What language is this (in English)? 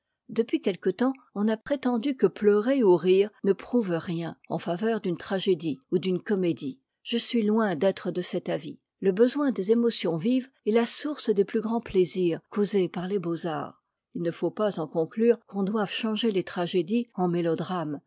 French